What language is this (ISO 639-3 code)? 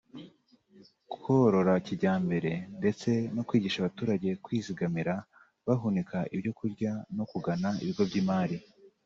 kin